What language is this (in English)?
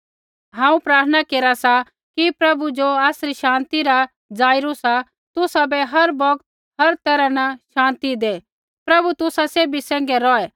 Kullu Pahari